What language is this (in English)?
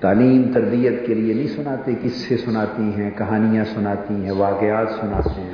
Urdu